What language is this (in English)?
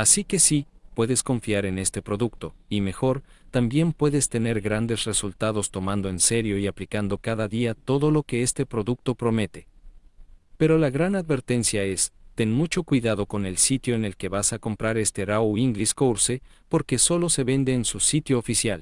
Spanish